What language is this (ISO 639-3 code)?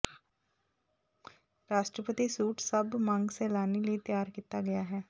pan